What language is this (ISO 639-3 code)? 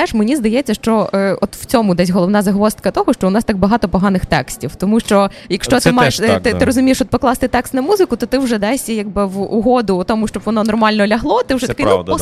ukr